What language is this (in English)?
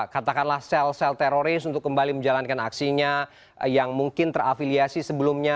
Indonesian